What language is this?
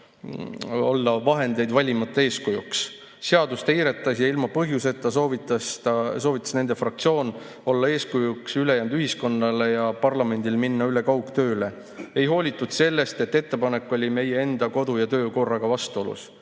Estonian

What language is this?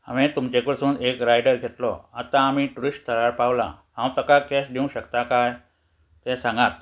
Konkani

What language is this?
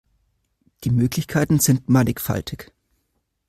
German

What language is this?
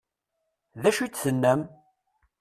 Kabyle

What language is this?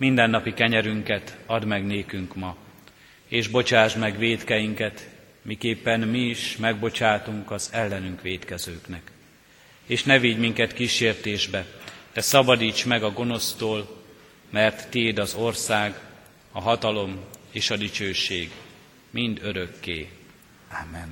Hungarian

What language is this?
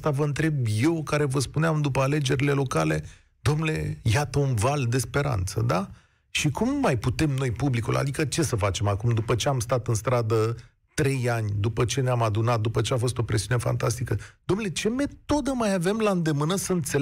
Romanian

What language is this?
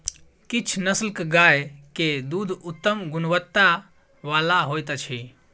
Maithili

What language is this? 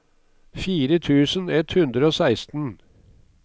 Norwegian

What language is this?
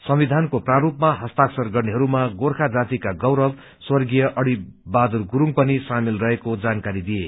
Nepali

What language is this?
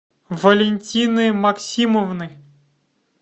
Russian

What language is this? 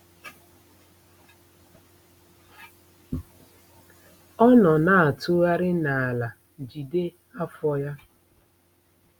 Igbo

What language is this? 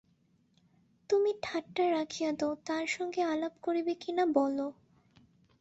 Bangla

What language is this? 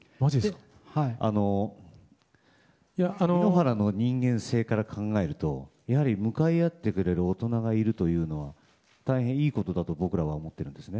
Japanese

